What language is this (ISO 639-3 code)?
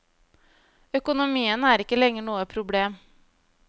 nor